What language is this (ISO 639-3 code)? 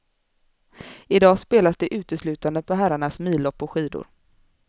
swe